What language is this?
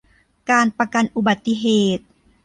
Thai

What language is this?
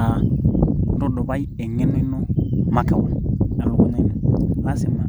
Masai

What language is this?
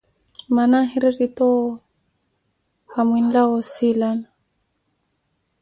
Koti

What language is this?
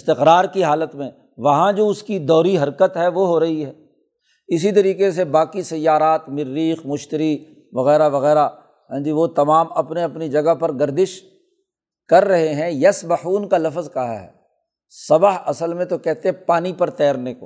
Urdu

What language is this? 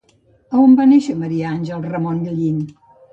Catalan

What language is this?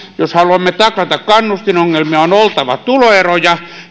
Finnish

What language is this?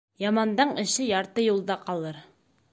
Bashkir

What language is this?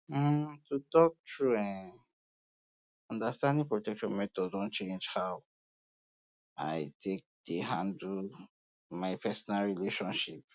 Nigerian Pidgin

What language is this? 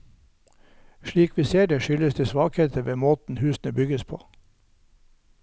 Norwegian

